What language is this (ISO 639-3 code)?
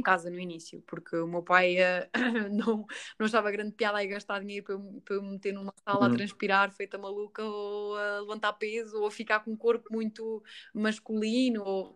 por